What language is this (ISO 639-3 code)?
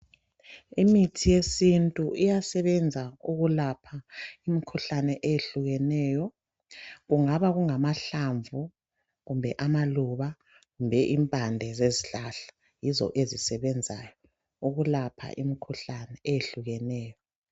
nde